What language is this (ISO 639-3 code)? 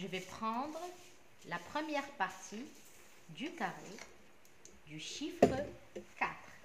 fra